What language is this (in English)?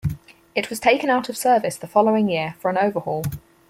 English